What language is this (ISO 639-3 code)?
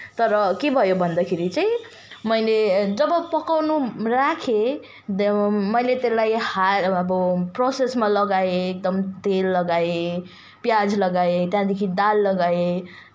nep